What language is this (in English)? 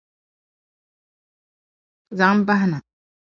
Dagbani